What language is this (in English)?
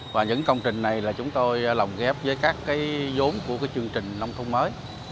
Vietnamese